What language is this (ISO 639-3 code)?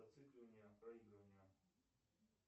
rus